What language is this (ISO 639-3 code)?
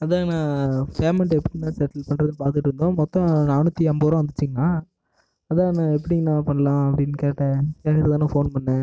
tam